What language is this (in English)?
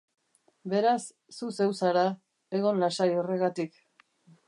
Basque